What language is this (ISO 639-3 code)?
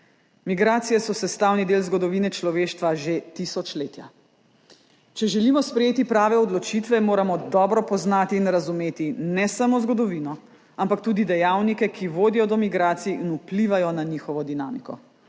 slv